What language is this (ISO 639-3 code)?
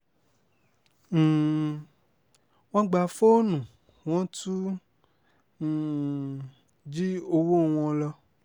yor